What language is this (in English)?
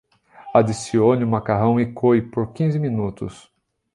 Portuguese